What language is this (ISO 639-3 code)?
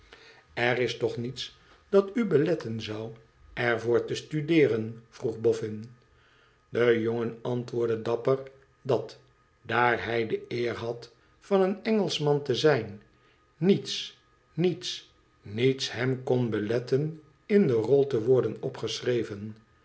nld